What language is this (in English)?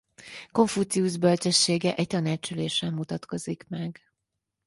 Hungarian